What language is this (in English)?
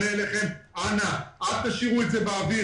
Hebrew